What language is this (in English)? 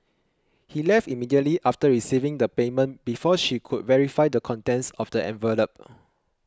English